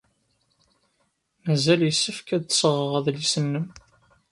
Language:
Kabyle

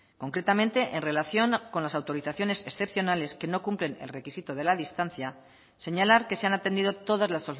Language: Spanish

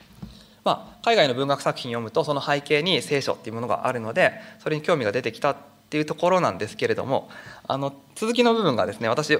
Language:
Japanese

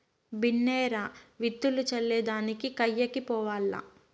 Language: Telugu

